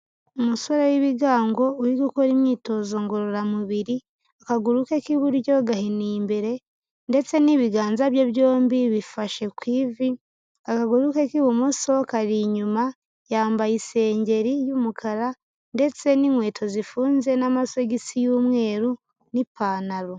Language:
Kinyarwanda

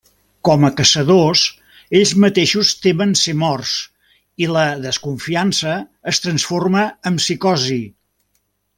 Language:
Catalan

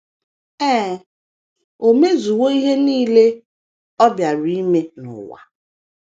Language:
Igbo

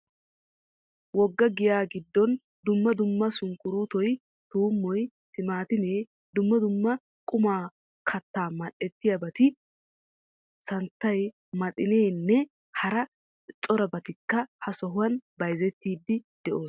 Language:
Wolaytta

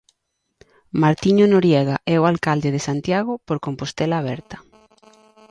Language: Galician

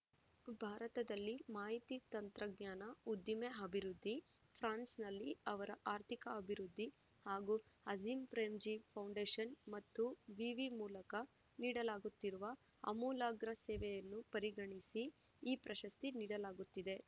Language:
Kannada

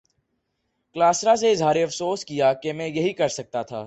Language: Urdu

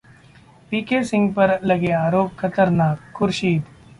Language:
Hindi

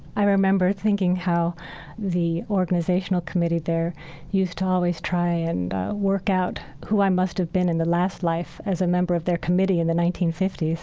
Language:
English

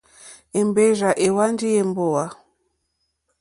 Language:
Mokpwe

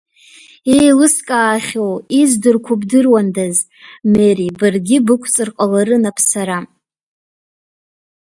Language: Abkhazian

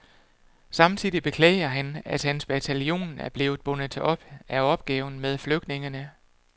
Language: Danish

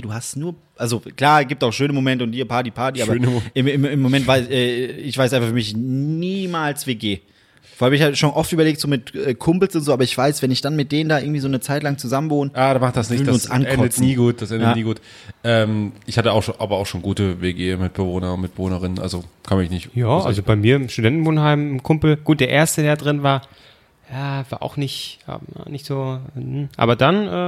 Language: German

